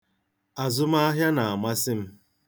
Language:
Igbo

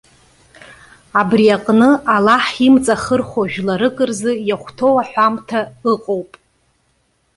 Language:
Abkhazian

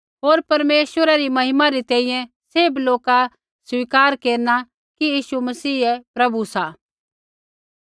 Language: Kullu Pahari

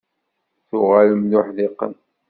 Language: Kabyle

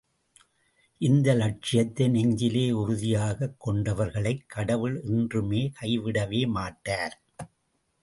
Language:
Tamil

